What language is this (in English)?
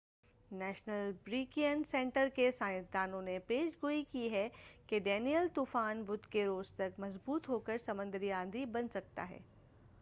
Urdu